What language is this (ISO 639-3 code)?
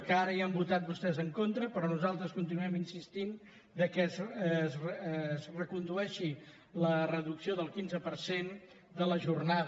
cat